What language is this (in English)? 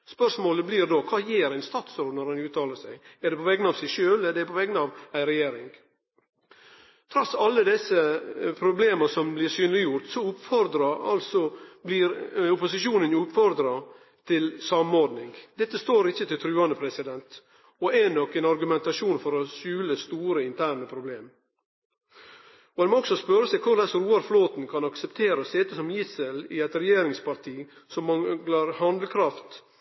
Norwegian Nynorsk